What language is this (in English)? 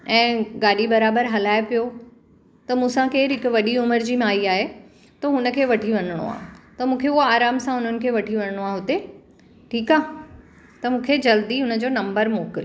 Sindhi